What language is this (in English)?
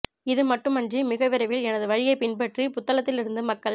Tamil